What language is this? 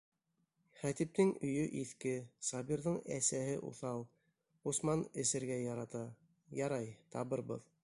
Bashkir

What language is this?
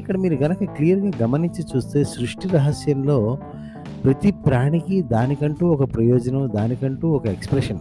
Telugu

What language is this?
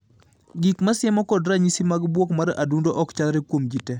Luo (Kenya and Tanzania)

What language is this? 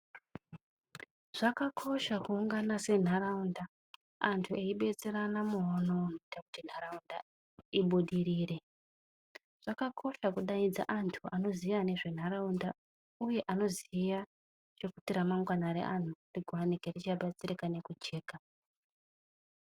Ndau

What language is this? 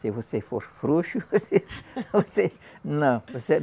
Portuguese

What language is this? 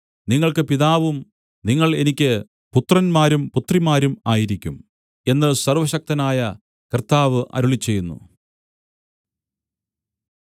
Malayalam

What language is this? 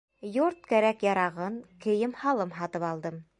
Bashkir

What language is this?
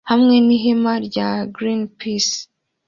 Kinyarwanda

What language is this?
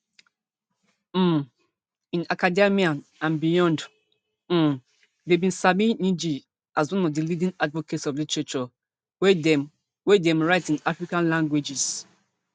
Nigerian Pidgin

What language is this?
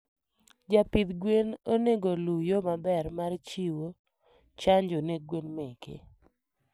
Luo (Kenya and Tanzania)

